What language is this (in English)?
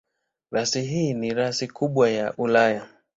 Swahili